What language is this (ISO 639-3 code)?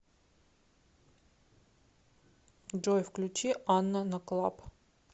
rus